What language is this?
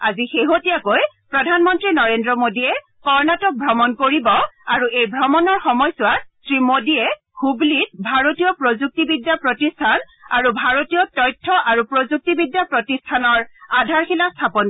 Assamese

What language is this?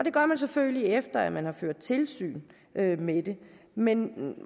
Danish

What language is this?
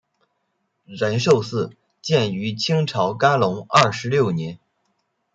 Chinese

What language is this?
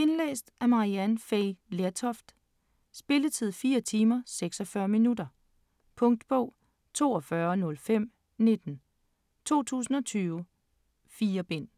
Danish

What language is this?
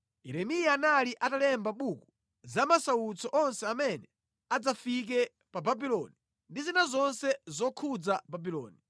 Nyanja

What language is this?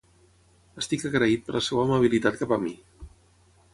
Catalan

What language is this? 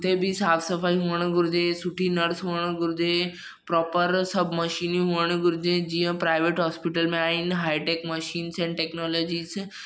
Sindhi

